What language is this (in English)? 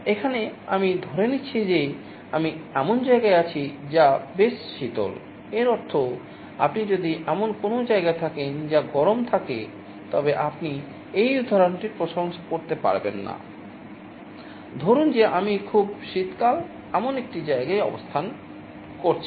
Bangla